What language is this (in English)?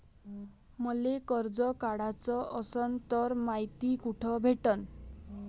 Marathi